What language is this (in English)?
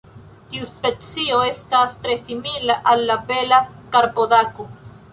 Esperanto